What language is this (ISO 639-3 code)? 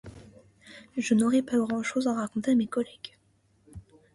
fra